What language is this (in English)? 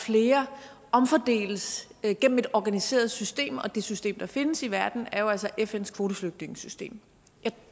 Danish